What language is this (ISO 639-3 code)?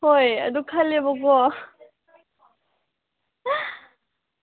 mni